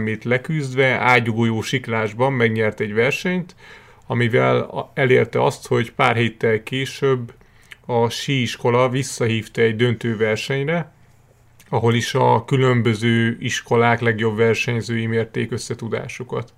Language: Hungarian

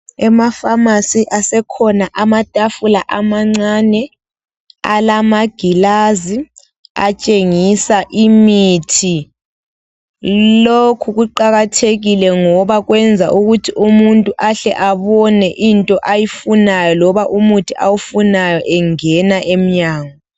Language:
North Ndebele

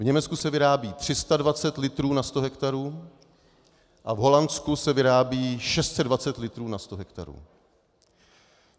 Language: Czech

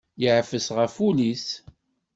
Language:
Kabyle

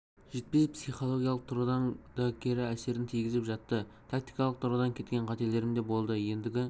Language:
Kazakh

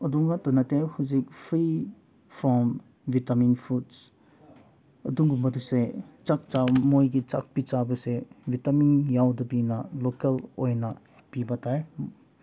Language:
Manipuri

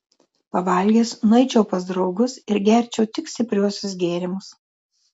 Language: Lithuanian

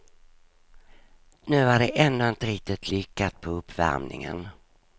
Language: Swedish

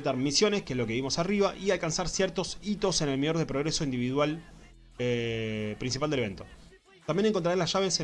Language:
Spanish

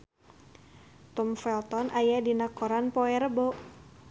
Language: Sundanese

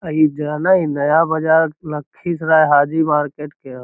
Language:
Magahi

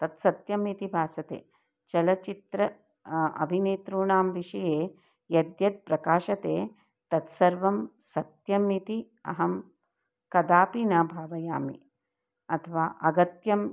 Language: Sanskrit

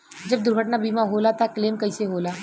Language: Bhojpuri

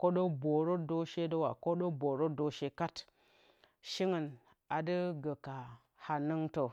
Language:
Bacama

